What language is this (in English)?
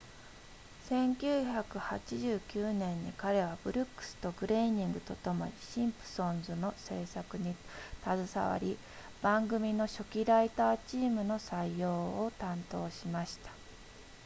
Japanese